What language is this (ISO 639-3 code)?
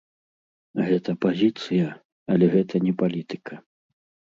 bel